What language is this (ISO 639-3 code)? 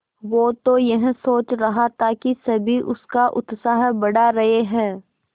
hin